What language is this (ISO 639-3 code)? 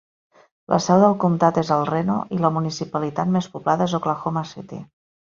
cat